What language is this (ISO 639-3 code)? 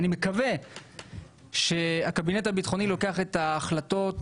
heb